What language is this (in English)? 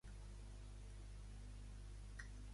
Catalan